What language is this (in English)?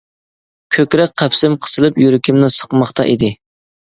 Uyghur